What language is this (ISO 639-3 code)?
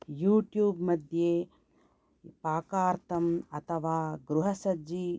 san